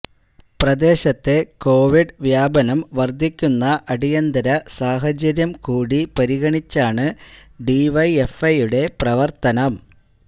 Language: Malayalam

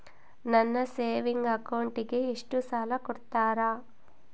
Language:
Kannada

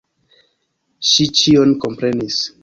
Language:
Esperanto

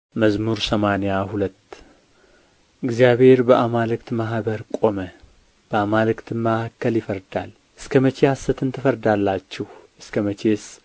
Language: Amharic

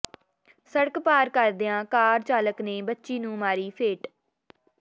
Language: Punjabi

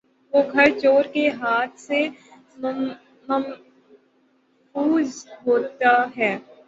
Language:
Urdu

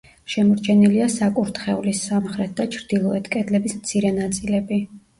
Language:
Georgian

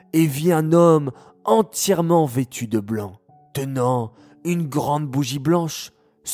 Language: French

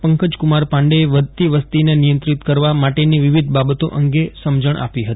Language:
Gujarati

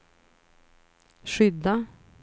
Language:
Swedish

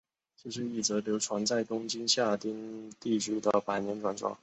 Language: Chinese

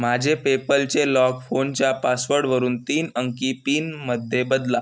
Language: Marathi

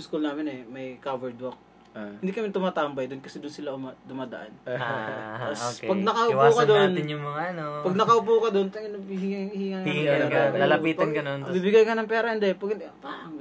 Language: Filipino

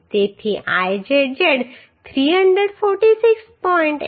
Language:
Gujarati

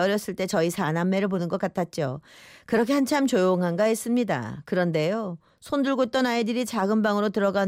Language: Korean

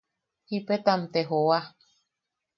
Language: Yaqui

